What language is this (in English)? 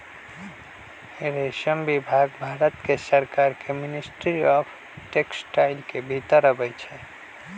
Magahi